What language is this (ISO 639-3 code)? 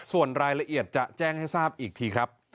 tha